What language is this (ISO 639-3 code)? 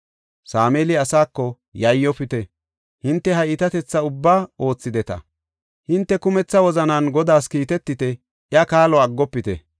gof